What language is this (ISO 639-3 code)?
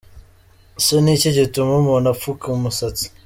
kin